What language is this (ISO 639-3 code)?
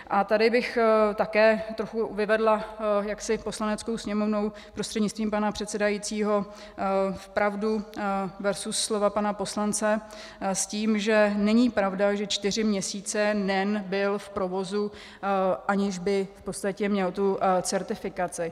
ces